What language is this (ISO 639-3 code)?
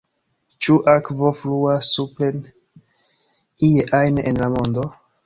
epo